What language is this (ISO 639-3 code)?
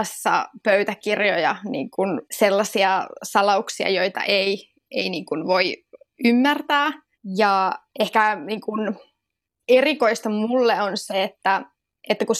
fin